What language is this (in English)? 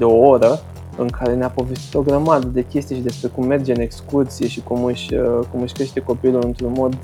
Romanian